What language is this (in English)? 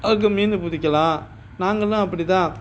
Tamil